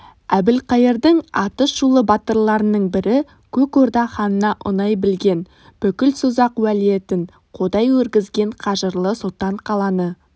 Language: Kazakh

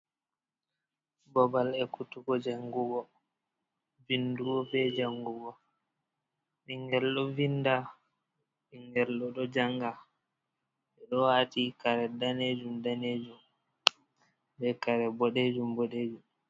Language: Fula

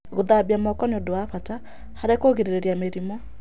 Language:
Kikuyu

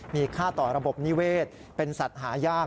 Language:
Thai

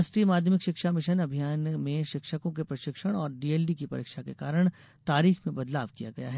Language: Hindi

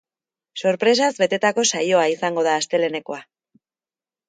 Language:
Basque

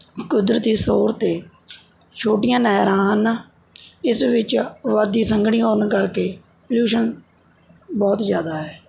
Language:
Punjabi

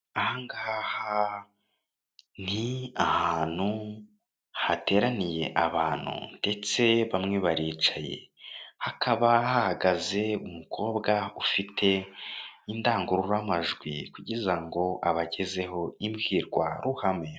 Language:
Kinyarwanda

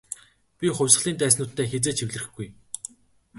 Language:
Mongolian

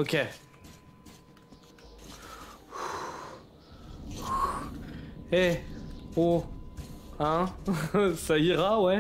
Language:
French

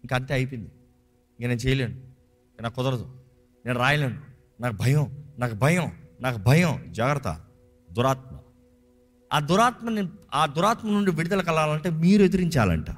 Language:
Telugu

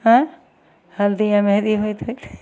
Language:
Maithili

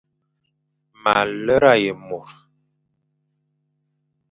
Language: Fang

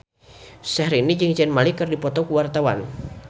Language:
Sundanese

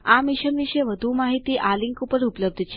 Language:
Gujarati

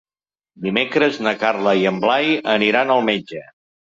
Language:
Catalan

